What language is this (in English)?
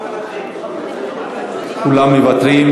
Hebrew